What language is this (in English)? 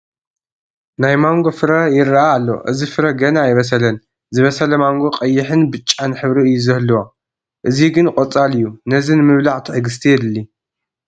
Tigrinya